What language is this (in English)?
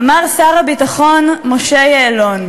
Hebrew